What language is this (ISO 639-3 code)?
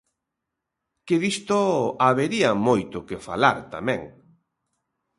glg